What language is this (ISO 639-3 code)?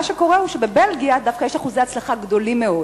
heb